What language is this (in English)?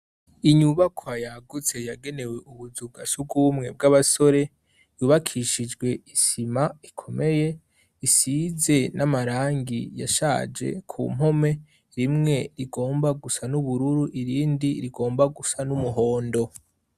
Rundi